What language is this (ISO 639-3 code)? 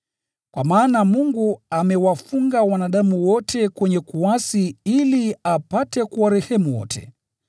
swa